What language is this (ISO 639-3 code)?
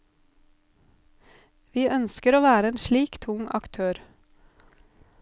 nor